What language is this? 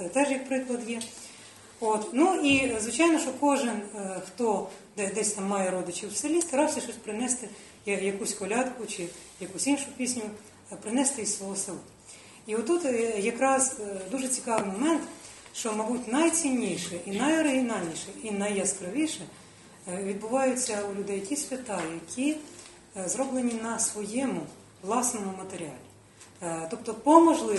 Ukrainian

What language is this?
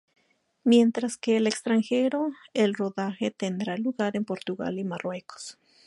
Spanish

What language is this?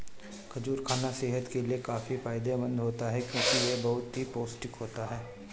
Hindi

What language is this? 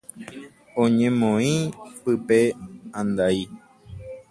Guarani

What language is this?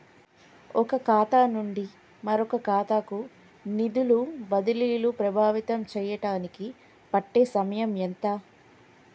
Telugu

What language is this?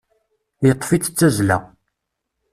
Kabyle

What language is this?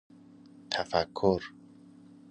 Persian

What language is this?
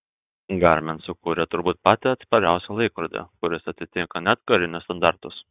Lithuanian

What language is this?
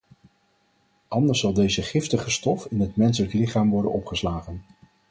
Dutch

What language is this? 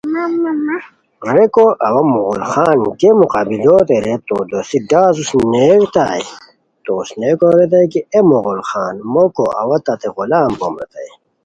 Khowar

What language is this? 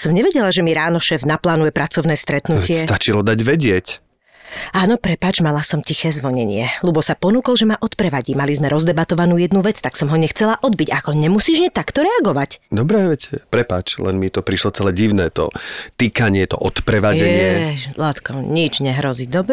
Slovak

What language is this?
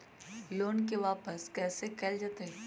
Magahi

